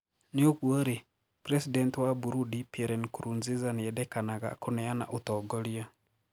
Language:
Kikuyu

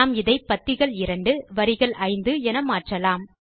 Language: Tamil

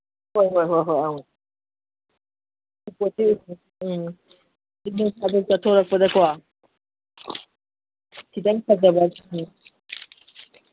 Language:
Manipuri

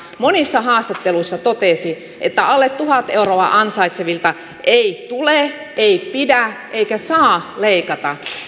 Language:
Finnish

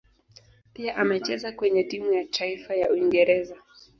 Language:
Swahili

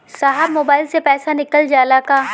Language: Bhojpuri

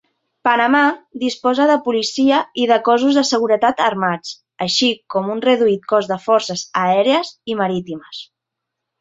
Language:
Catalan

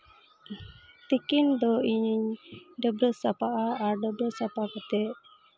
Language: Santali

